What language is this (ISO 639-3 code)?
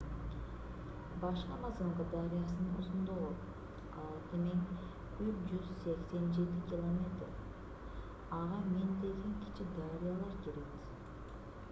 kir